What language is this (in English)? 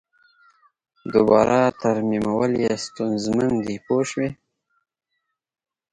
Pashto